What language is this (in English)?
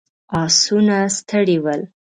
Pashto